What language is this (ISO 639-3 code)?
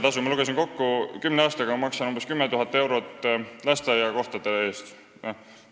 est